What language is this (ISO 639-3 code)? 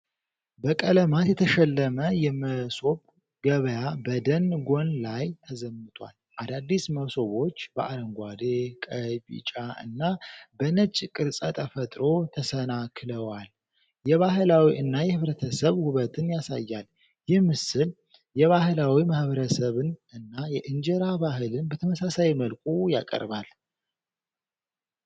amh